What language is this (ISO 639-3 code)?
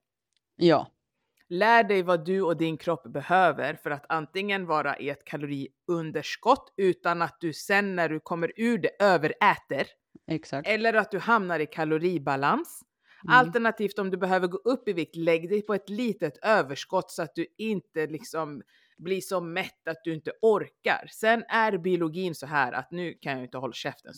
swe